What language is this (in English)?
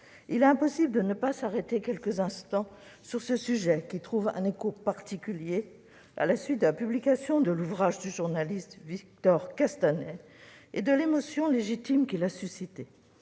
French